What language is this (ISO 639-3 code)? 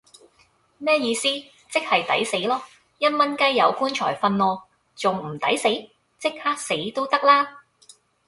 yue